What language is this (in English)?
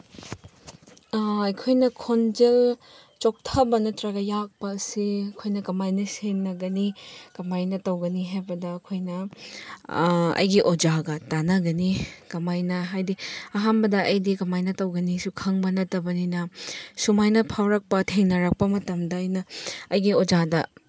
Manipuri